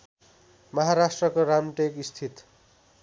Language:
Nepali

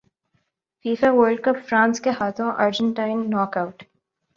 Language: Urdu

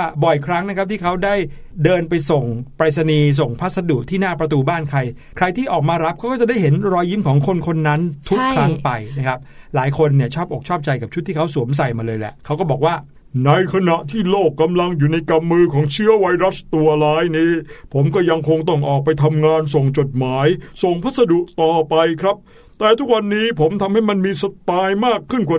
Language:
Thai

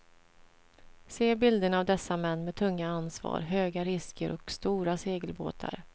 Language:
Swedish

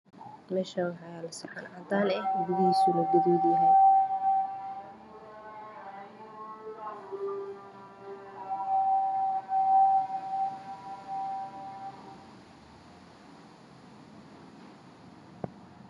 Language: Somali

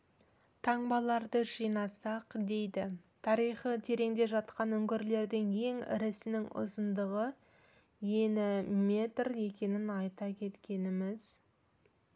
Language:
Kazakh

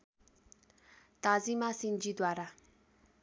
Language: Nepali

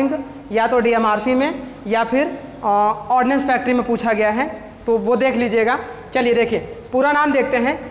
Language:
Hindi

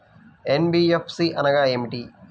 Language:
Telugu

